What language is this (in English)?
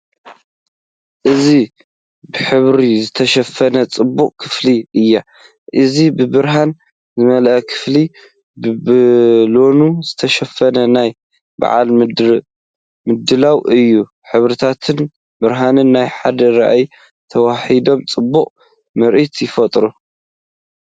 Tigrinya